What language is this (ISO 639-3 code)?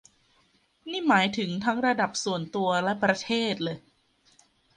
tha